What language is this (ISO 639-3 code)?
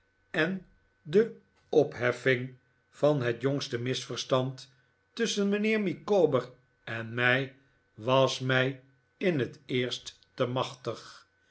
nld